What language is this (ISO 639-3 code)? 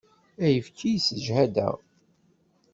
kab